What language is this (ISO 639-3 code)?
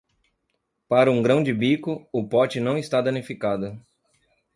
por